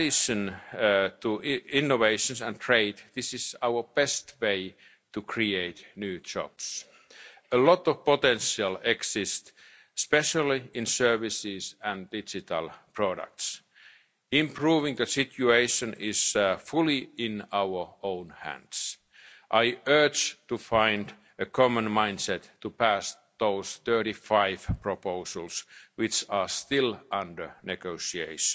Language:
English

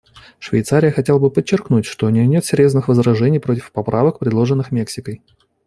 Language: Russian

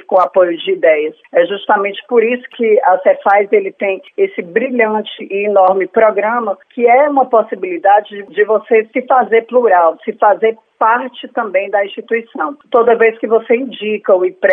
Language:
Portuguese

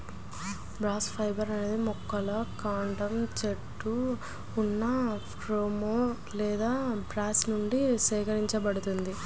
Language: Telugu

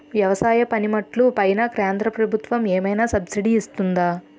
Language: Telugu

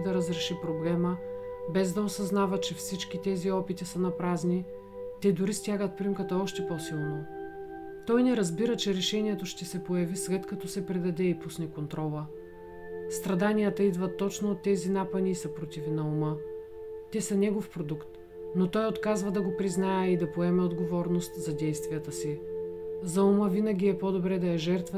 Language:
Bulgarian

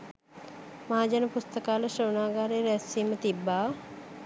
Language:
Sinhala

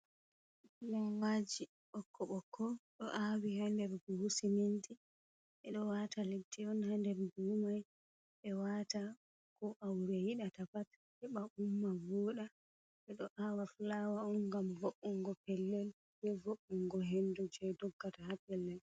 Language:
Fula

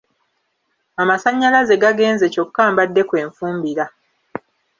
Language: Ganda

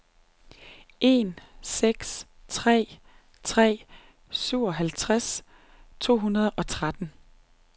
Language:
Danish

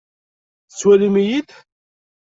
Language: Kabyle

